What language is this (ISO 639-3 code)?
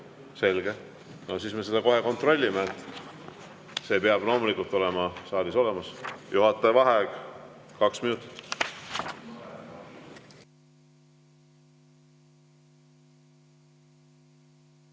est